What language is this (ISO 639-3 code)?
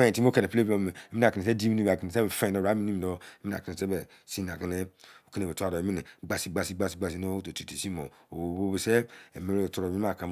ijc